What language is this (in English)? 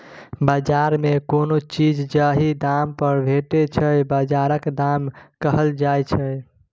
Maithili